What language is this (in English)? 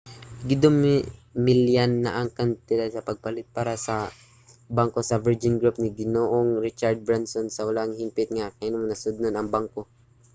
Cebuano